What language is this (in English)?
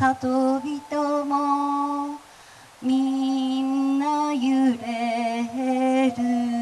Japanese